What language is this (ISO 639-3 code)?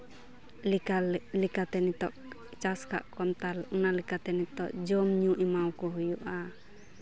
sat